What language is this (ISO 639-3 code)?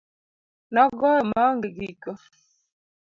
luo